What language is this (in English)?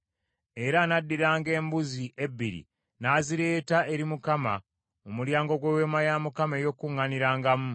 Ganda